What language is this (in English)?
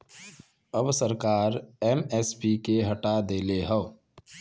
Bhojpuri